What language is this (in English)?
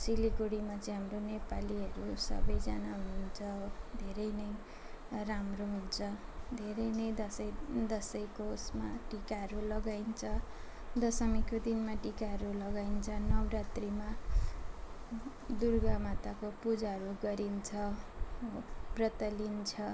Nepali